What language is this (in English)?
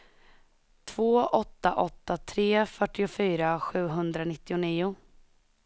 Swedish